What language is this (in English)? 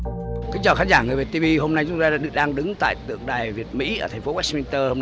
Vietnamese